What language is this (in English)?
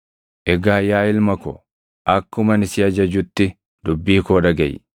Oromo